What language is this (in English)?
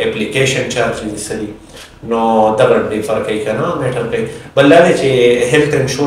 Romanian